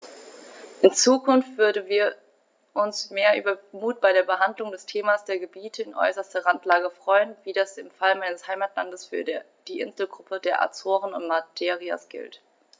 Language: German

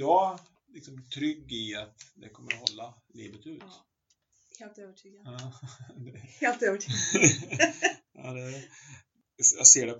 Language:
Swedish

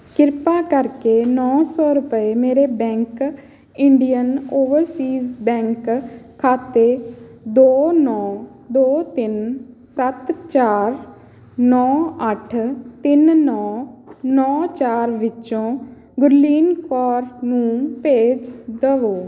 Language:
Punjabi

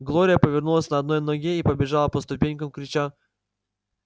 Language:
Russian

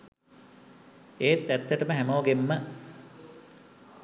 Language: Sinhala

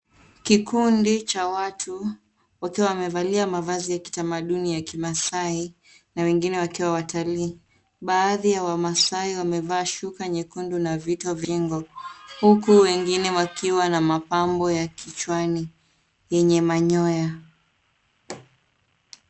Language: Swahili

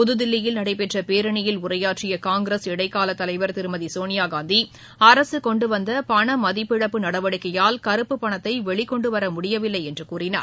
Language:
Tamil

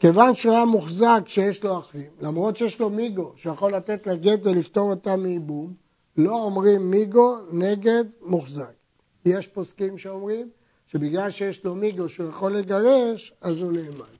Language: Hebrew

